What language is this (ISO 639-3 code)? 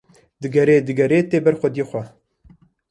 kur